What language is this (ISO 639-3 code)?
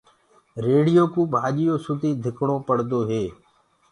ggg